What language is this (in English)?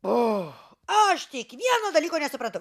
Lithuanian